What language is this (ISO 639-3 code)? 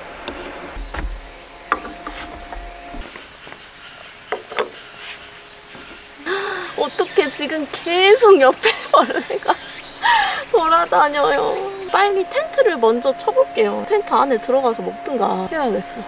kor